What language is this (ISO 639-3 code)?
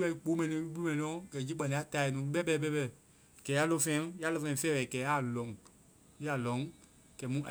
vai